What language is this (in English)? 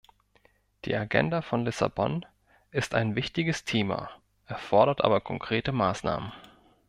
German